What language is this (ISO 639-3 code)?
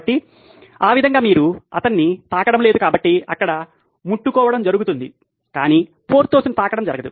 tel